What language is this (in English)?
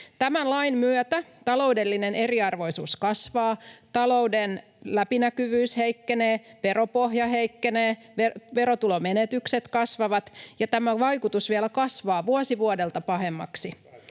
Finnish